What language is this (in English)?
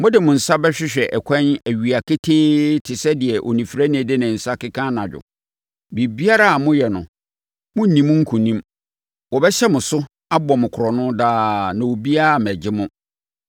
Akan